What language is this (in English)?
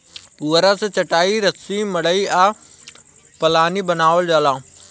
Bhojpuri